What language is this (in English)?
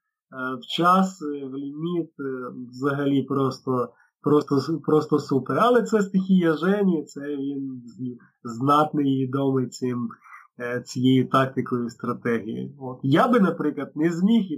Ukrainian